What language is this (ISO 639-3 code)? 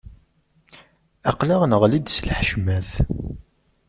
kab